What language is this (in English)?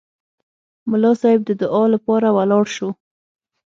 Pashto